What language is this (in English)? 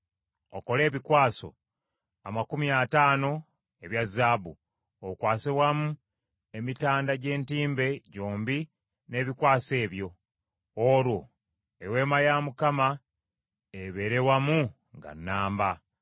Ganda